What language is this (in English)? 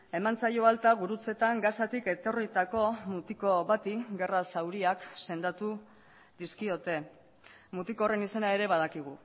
Basque